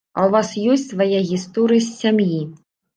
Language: Belarusian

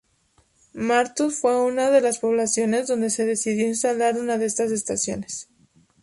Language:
Spanish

